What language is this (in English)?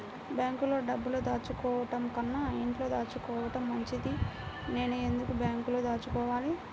Telugu